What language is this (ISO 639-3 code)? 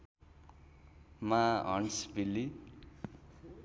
nep